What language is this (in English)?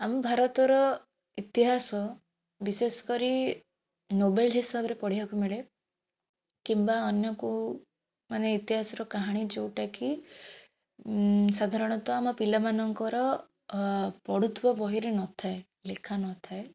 Odia